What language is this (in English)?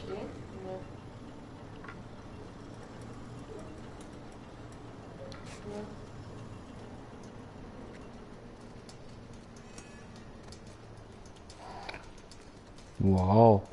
German